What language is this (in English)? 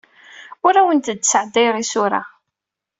Kabyle